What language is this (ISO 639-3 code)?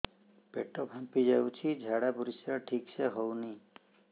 ori